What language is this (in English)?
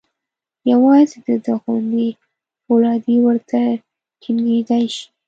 Pashto